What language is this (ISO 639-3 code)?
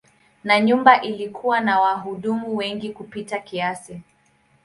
swa